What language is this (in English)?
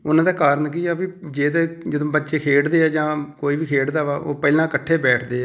Punjabi